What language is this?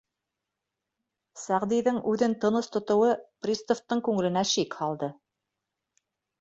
Bashkir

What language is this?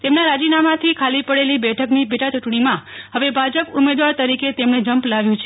Gujarati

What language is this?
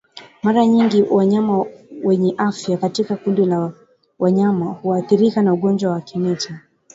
Swahili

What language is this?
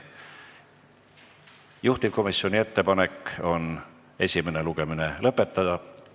Estonian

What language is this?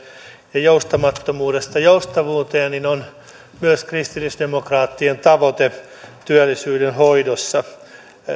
Finnish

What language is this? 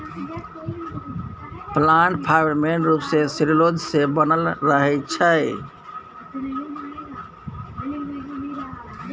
Maithili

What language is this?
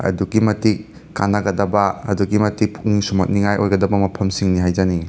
Manipuri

